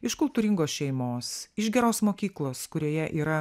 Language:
Lithuanian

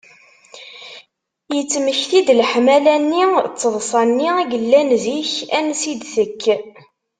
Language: Kabyle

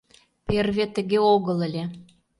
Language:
Mari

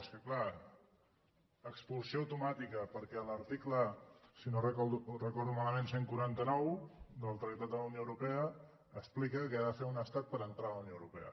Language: Catalan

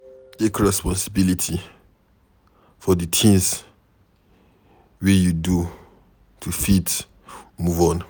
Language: Nigerian Pidgin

